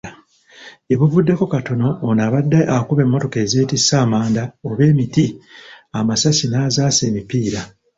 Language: Ganda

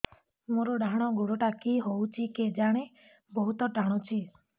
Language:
Odia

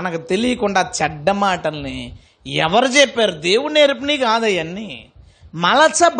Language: Telugu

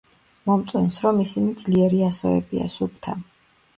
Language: Georgian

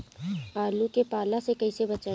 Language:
Bhojpuri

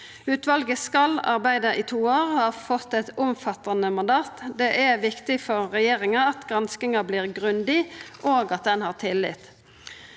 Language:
Norwegian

